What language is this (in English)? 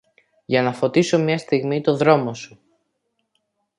Greek